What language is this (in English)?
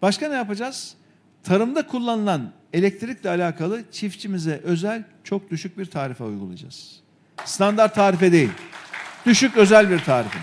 Turkish